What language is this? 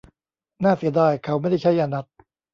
Thai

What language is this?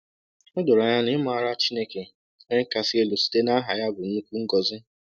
Igbo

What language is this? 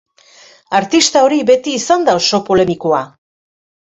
Basque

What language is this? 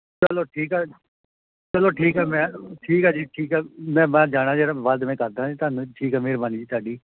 Punjabi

